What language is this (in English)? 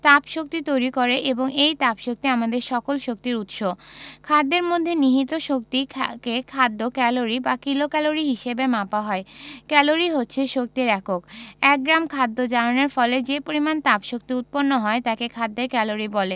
Bangla